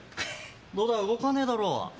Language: Japanese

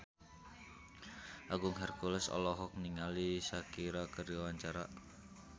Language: Sundanese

